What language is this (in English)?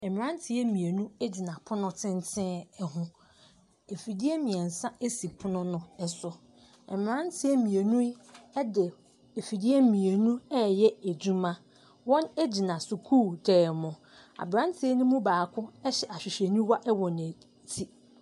Akan